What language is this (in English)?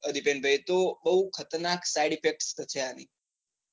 Gujarati